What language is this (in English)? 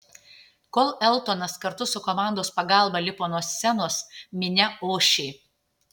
Lithuanian